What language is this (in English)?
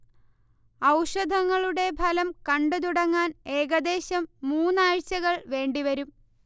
Malayalam